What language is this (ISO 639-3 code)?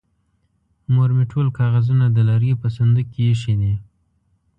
pus